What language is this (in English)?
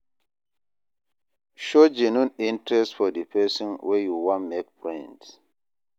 Nigerian Pidgin